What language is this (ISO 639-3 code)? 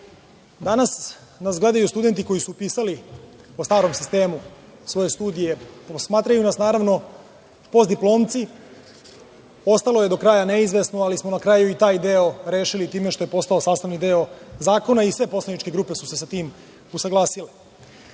srp